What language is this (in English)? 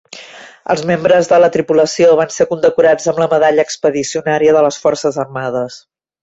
Catalan